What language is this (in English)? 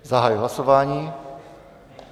Czech